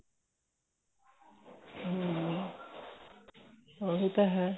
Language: Punjabi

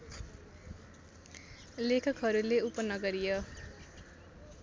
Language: Nepali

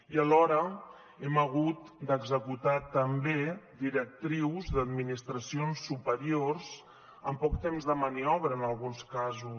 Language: Catalan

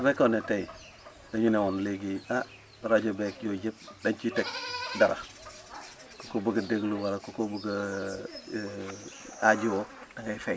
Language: Wolof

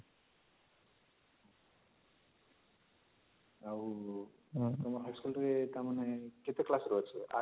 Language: Odia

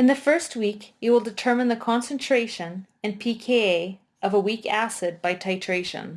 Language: English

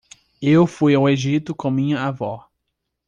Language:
Portuguese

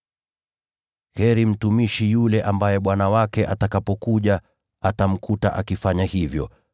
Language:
Swahili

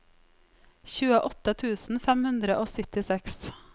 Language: Norwegian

